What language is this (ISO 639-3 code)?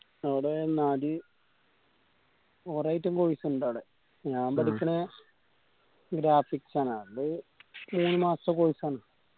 mal